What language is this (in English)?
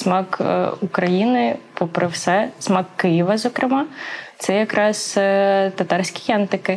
Ukrainian